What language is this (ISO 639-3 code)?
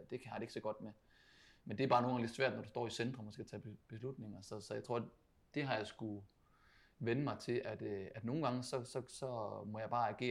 dan